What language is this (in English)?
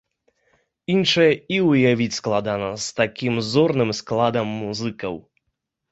Belarusian